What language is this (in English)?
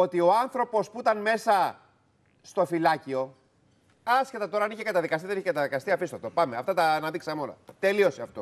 Greek